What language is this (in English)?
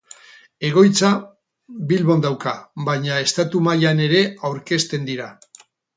Basque